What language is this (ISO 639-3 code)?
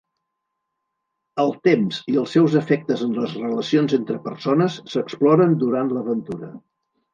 cat